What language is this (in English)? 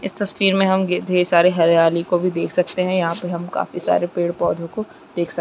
Chhattisgarhi